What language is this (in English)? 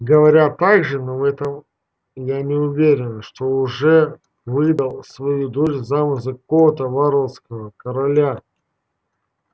Russian